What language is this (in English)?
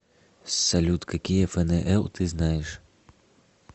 Russian